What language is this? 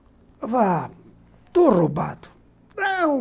Portuguese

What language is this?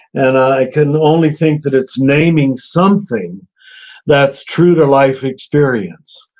English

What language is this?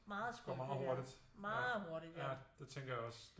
Danish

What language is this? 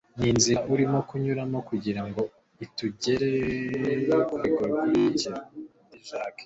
Kinyarwanda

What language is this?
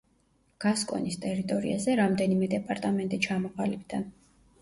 Georgian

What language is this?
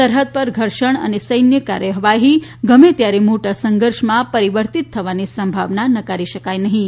Gujarati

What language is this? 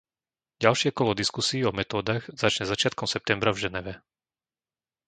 Slovak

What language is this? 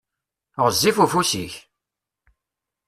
Kabyle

